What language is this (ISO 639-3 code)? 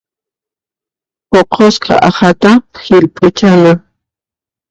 qxp